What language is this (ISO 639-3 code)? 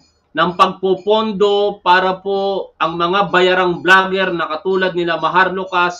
fil